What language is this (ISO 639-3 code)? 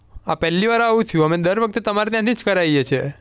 guj